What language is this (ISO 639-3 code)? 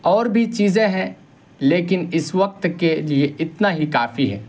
urd